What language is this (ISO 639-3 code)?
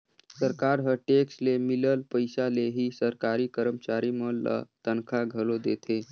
hne